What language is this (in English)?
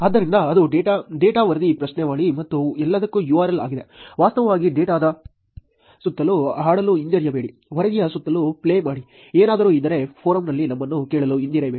Kannada